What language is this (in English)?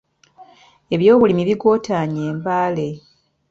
Ganda